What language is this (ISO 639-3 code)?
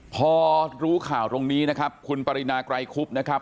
tha